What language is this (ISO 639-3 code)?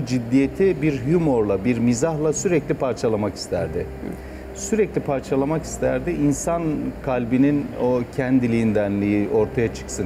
tur